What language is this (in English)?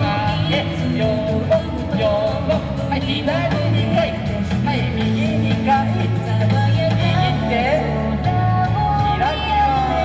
Japanese